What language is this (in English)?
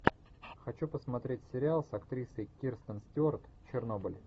Russian